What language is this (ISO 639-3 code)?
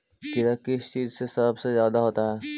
mag